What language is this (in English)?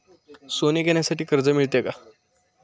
Marathi